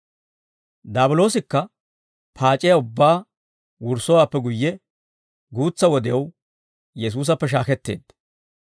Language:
Dawro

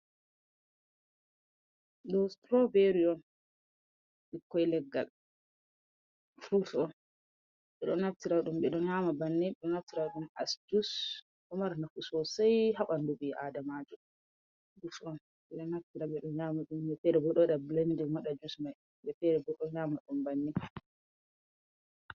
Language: Fula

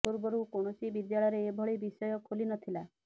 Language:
Odia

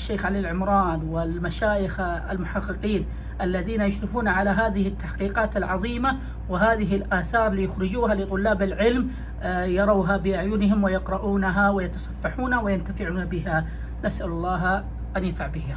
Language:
Arabic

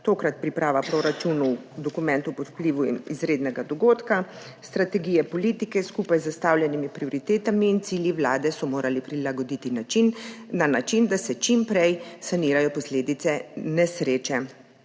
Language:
Slovenian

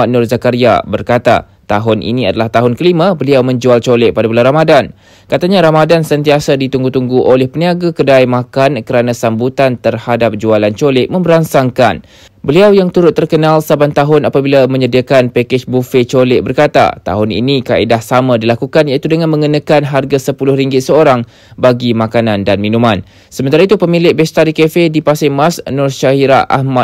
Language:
Malay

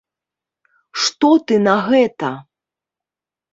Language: Belarusian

